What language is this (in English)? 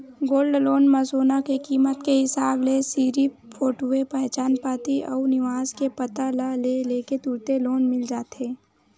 Chhattisgarhi